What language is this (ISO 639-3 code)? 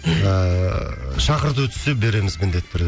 kaz